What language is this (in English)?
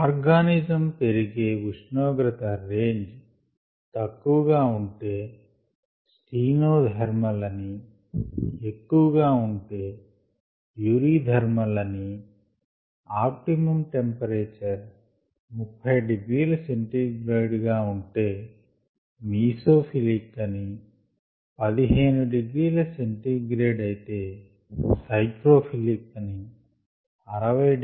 Telugu